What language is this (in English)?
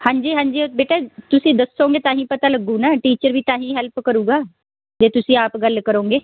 Punjabi